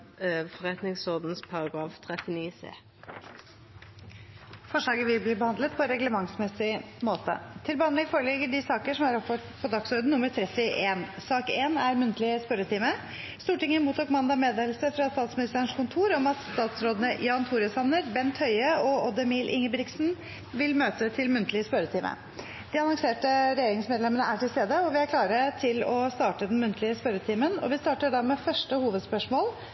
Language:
Norwegian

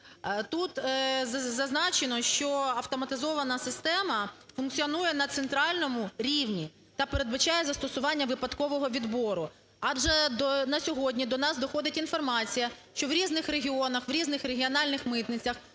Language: Ukrainian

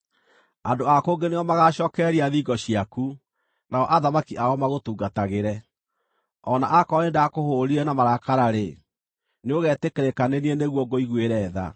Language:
Kikuyu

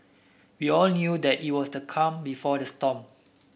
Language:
English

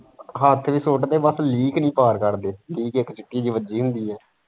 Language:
Punjabi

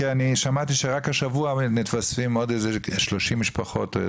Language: Hebrew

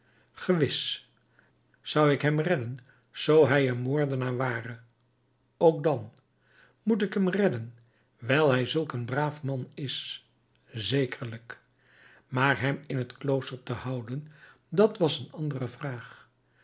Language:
Dutch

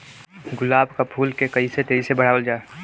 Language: Bhojpuri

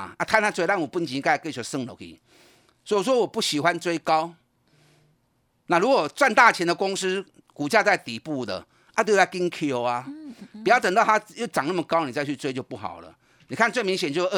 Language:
Chinese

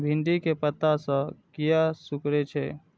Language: Maithili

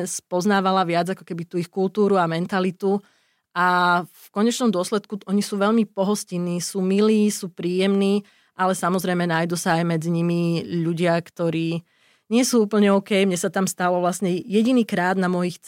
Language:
Slovak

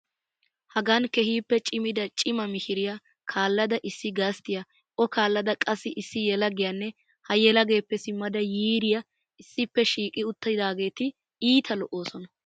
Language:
Wolaytta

